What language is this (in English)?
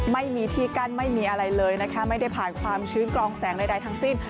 Thai